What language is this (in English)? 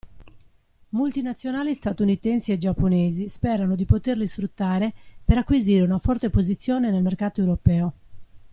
Italian